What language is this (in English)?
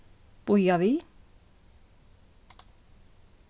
Faroese